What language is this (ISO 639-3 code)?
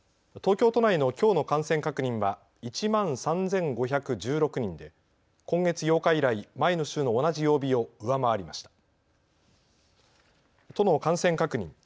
jpn